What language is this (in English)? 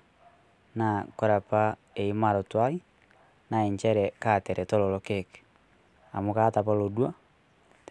Masai